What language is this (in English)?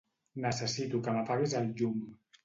Catalan